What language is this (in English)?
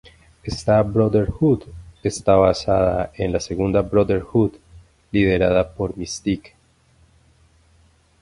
Spanish